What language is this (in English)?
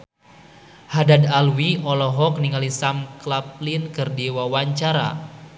Sundanese